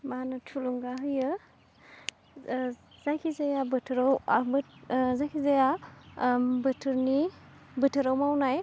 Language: Bodo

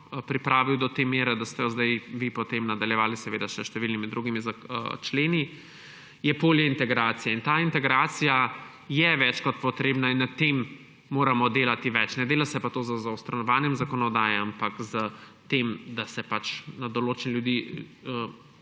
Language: Slovenian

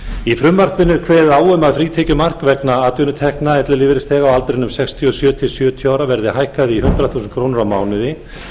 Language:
Icelandic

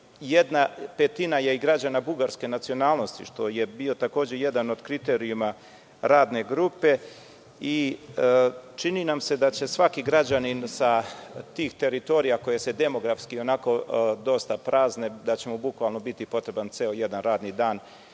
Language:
Serbian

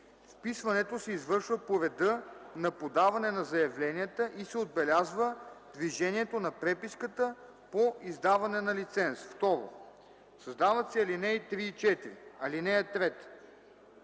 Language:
Bulgarian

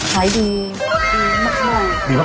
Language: Thai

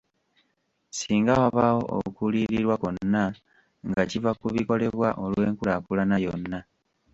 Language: Ganda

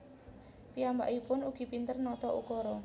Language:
Javanese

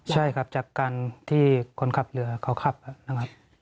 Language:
Thai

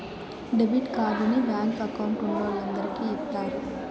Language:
Telugu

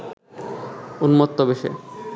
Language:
Bangla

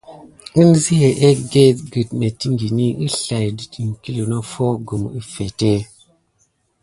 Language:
Gidar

